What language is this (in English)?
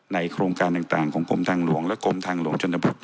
Thai